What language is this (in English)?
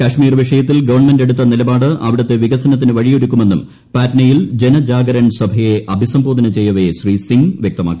Malayalam